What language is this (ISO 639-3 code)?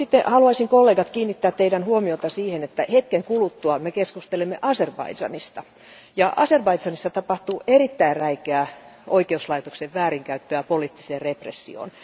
fin